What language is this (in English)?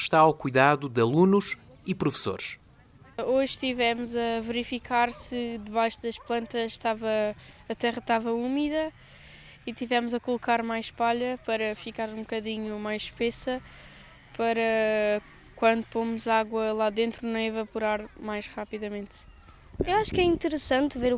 Portuguese